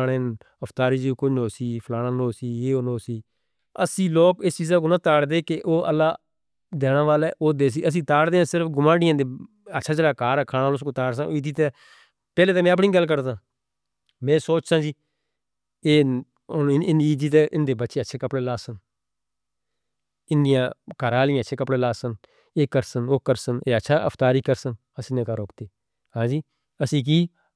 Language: Northern Hindko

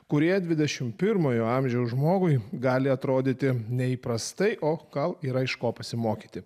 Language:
Lithuanian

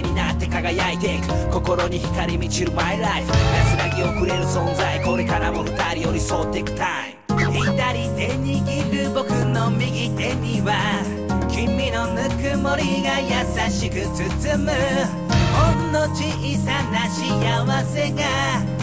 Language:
Greek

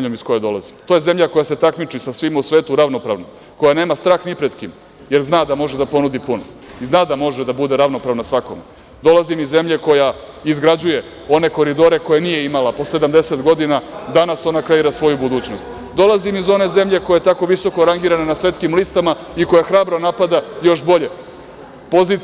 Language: Serbian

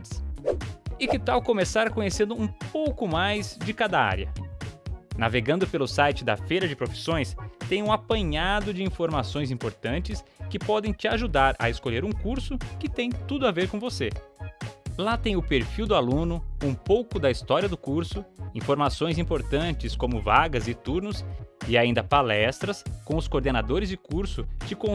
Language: Portuguese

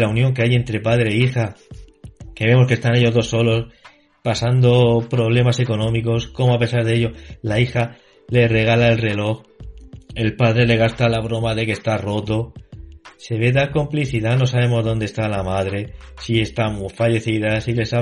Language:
Spanish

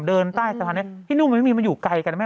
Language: Thai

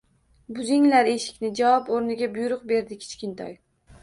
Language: Uzbek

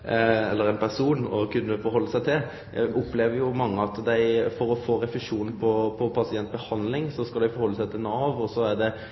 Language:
Norwegian Nynorsk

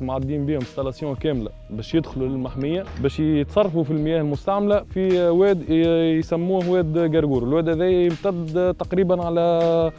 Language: Arabic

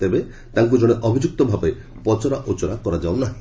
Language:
Odia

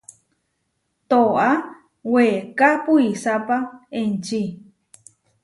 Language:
Huarijio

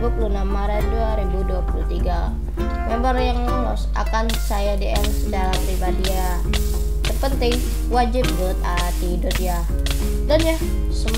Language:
Indonesian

